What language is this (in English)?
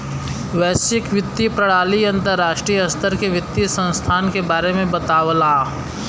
Bhojpuri